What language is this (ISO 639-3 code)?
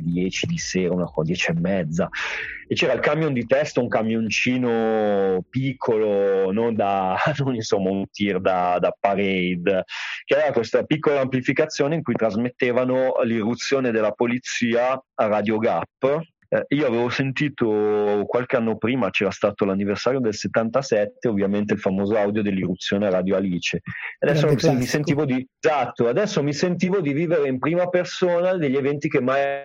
ita